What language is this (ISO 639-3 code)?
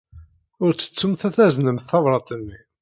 kab